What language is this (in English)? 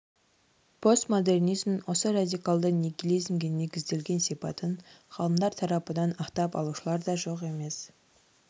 Kazakh